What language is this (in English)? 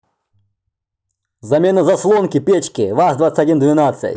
Russian